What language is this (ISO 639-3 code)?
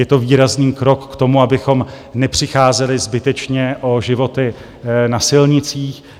ces